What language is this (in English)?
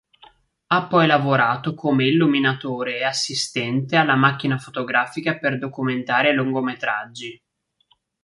Italian